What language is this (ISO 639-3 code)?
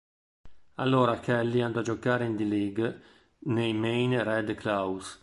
ita